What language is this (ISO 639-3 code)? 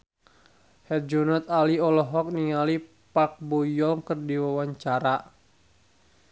sun